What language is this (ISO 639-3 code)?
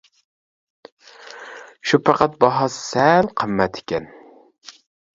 uig